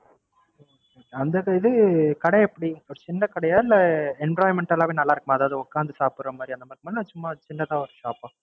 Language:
Tamil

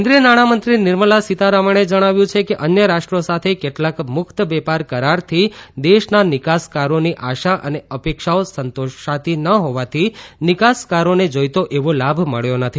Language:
Gujarati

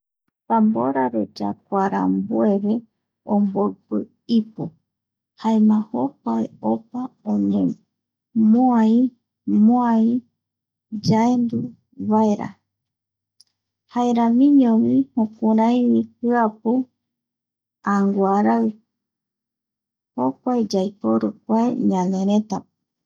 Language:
Eastern Bolivian Guaraní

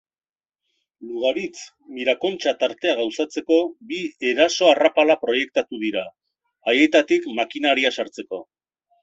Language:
Basque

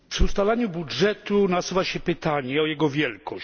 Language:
Polish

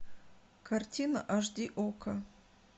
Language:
Russian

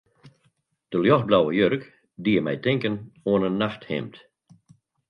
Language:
Western Frisian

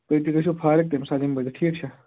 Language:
Kashmiri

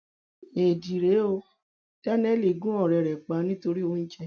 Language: Yoruba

